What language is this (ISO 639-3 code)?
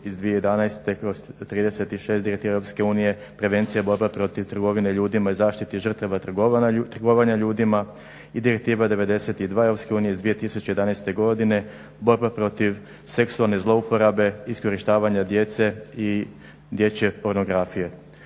hrv